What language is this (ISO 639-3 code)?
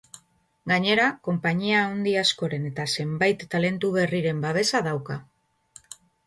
eus